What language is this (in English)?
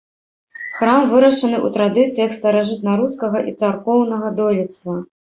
Belarusian